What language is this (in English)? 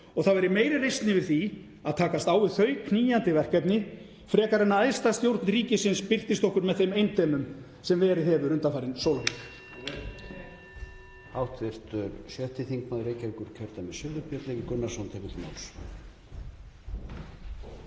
Icelandic